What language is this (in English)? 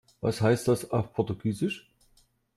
German